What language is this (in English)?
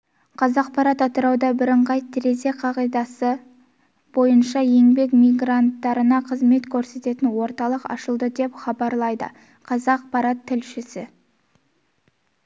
Kazakh